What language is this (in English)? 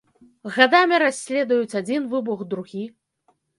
Belarusian